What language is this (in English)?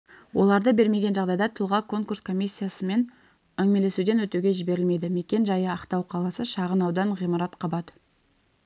Kazakh